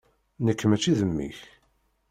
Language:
Kabyle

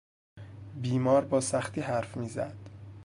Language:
Persian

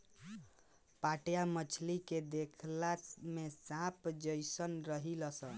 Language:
Bhojpuri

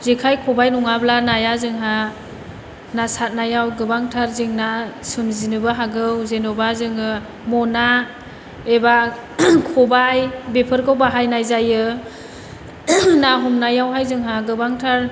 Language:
Bodo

